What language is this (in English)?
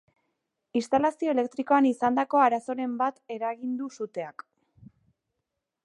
Basque